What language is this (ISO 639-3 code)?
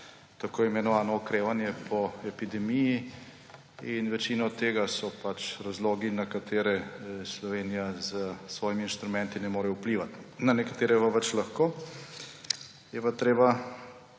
slv